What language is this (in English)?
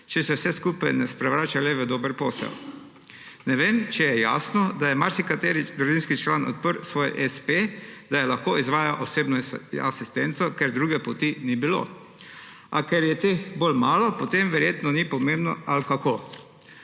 Slovenian